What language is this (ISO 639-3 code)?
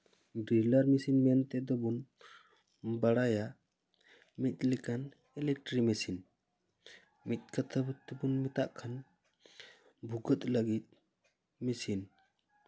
sat